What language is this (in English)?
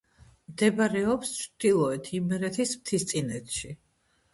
Georgian